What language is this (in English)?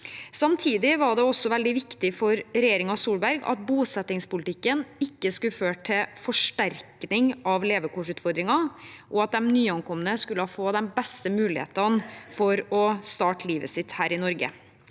Norwegian